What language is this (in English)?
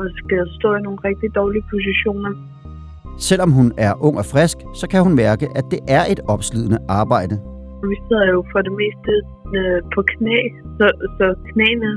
Danish